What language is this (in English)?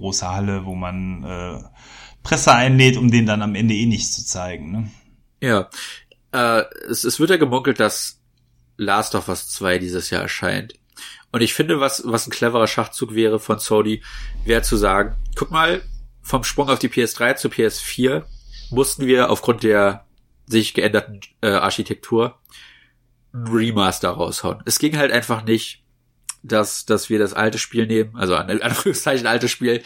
German